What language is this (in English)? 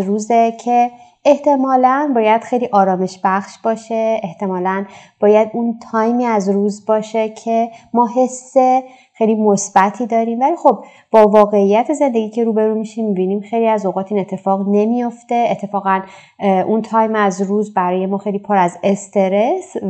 Persian